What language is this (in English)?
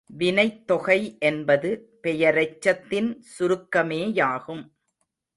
Tamil